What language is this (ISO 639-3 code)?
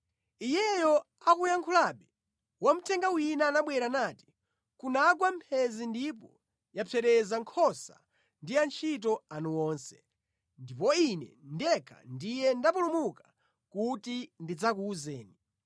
nya